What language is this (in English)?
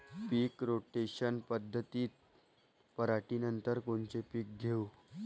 Marathi